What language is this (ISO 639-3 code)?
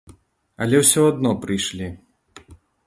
bel